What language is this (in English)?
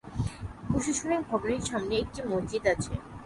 Bangla